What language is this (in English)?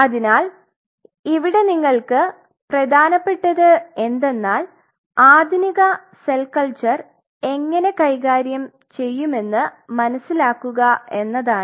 Malayalam